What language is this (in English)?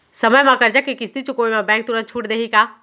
Chhattisgarhi